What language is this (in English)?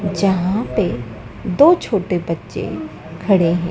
Hindi